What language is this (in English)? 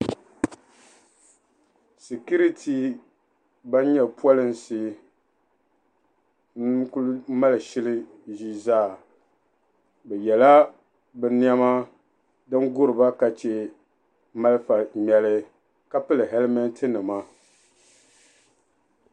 Dagbani